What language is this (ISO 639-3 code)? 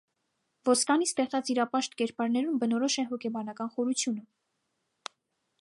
hye